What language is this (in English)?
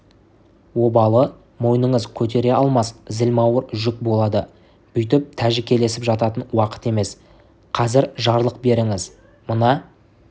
Kazakh